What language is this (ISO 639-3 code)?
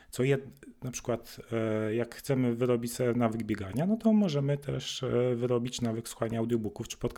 pol